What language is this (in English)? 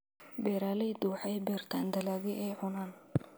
Somali